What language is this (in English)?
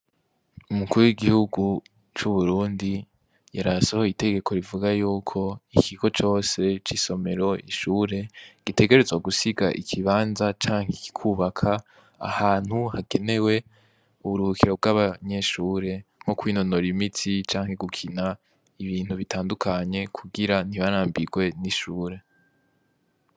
Rundi